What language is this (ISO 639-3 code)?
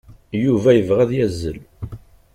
kab